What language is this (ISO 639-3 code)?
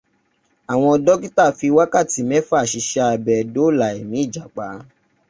yor